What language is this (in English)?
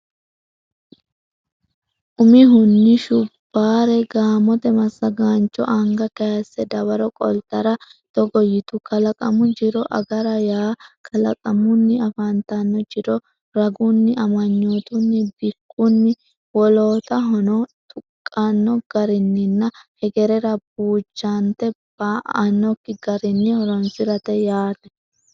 Sidamo